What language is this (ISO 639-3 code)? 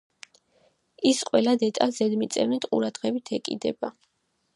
kat